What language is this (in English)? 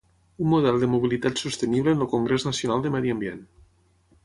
Catalan